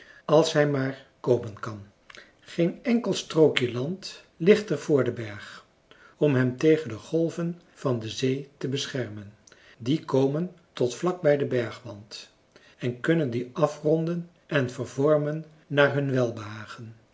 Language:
Dutch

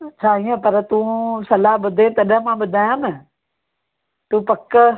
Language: Sindhi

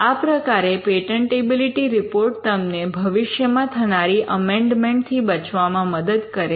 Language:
Gujarati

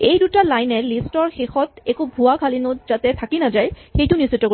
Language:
Assamese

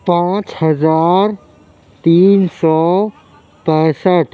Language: Urdu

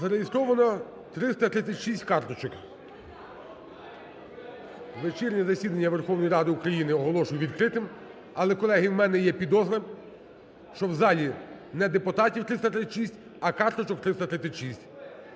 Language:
Ukrainian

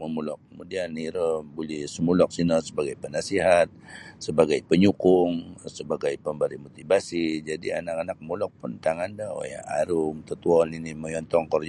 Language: Sabah Bisaya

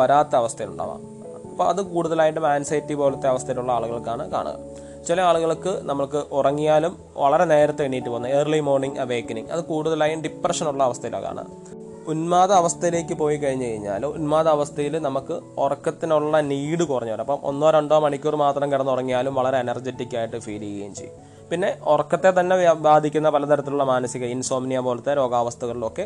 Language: Malayalam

